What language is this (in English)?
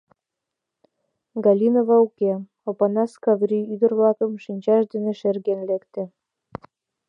Mari